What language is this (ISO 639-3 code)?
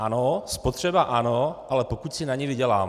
ces